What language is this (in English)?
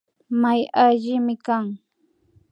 Imbabura Highland Quichua